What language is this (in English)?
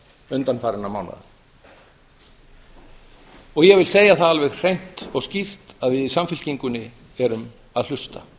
Icelandic